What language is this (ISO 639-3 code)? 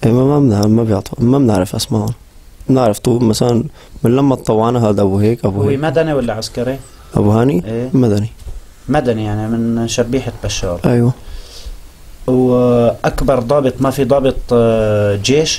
ara